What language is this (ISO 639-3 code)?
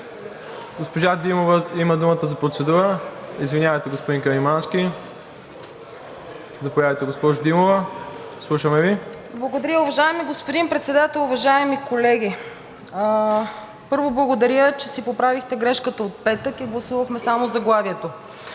bul